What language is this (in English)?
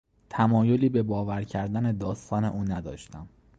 Persian